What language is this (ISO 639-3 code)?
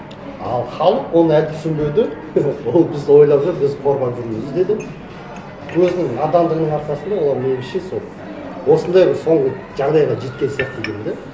kaz